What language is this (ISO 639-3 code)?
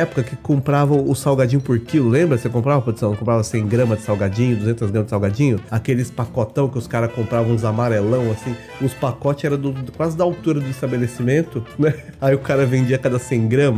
por